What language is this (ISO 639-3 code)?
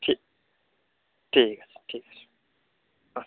ben